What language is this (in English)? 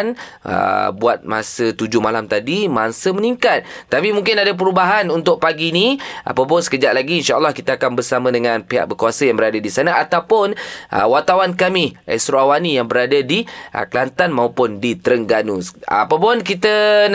Malay